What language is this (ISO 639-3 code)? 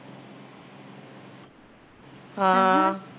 pan